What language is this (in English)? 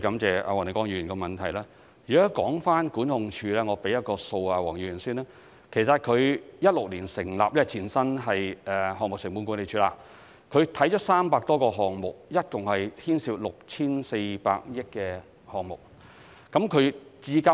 Cantonese